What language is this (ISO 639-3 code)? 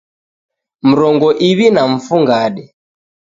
dav